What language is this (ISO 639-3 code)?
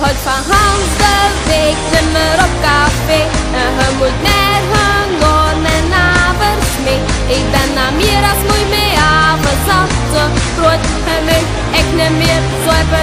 ron